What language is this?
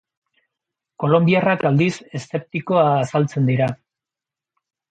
Basque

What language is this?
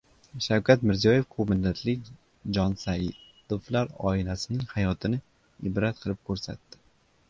Uzbek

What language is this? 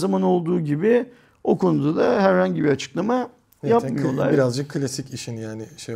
Turkish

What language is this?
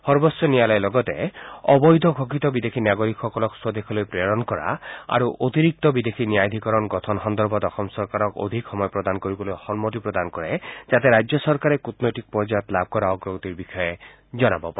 Assamese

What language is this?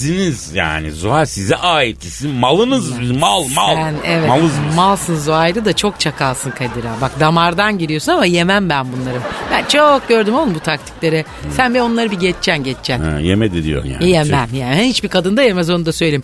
Turkish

